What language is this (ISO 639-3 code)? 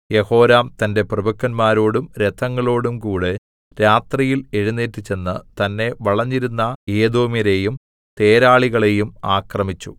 mal